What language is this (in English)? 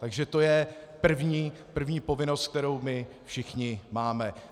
Czech